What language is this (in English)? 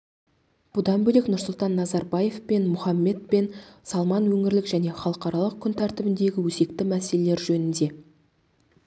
Kazakh